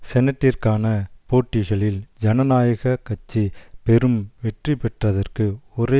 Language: Tamil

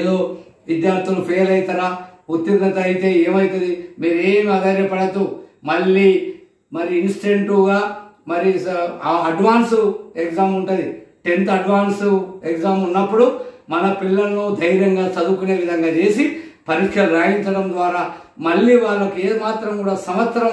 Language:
Hindi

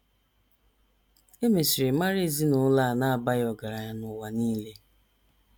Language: Igbo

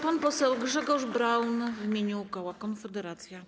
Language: Polish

